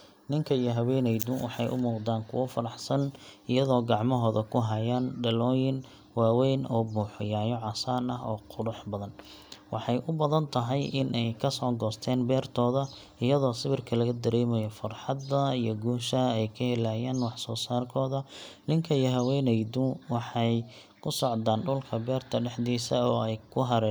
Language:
Somali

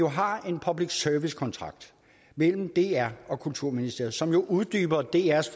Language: Danish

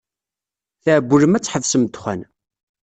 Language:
Kabyle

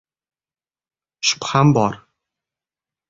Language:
Uzbek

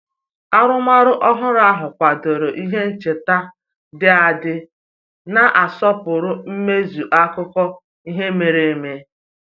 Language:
Igbo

